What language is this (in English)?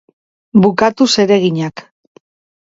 Basque